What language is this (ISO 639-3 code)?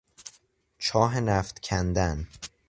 fas